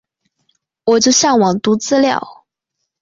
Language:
Chinese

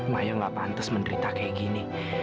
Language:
Indonesian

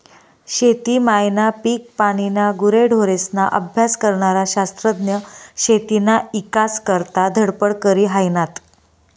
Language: Marathi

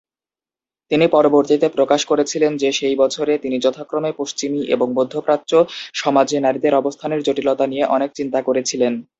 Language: Bangla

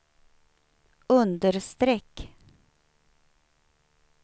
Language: Swedish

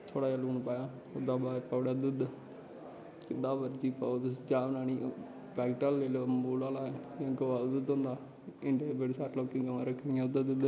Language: Dogri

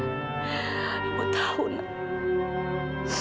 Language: Indonesian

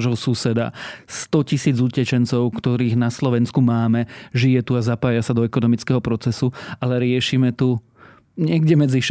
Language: Slovak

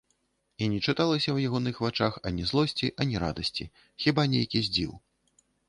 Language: Belarusian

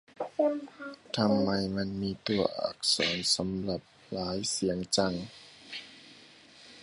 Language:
Thai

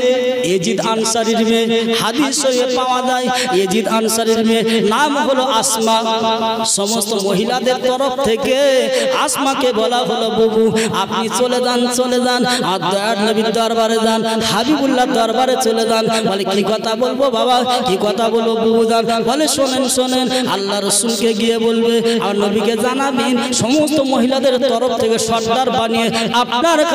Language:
Indonesian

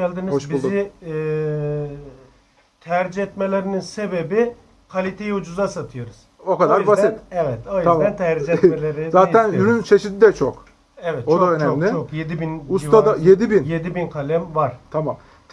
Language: Turkish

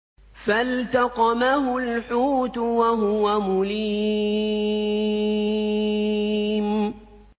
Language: Arabic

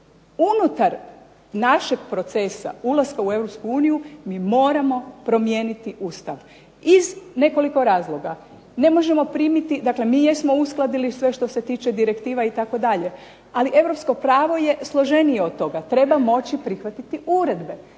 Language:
Croatian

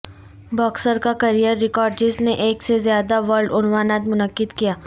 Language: Urdu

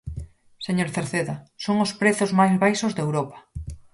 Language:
Galician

